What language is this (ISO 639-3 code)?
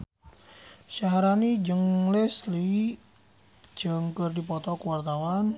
sun